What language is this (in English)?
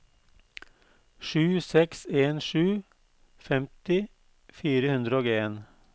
Norwegian